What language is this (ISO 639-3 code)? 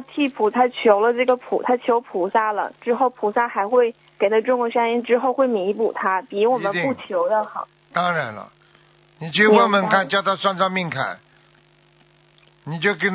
zho